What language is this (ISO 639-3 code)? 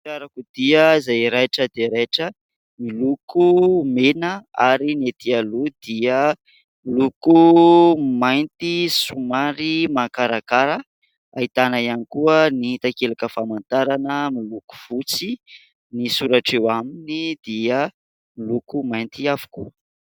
mlg